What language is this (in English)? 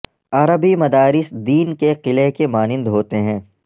Urdu